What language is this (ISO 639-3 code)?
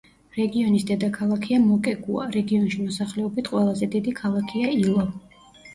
kat